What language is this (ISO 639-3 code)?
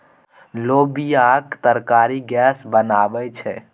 mai